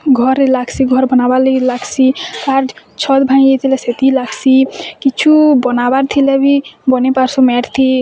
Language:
Odia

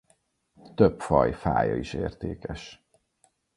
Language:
Hungarian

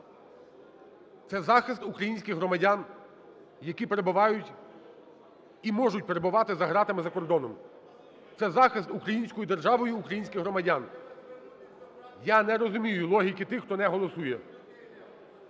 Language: Ukrainian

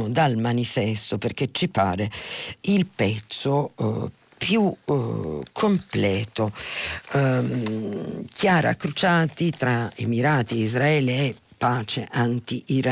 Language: Italian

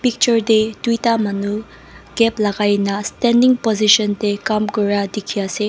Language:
Naga Pidgin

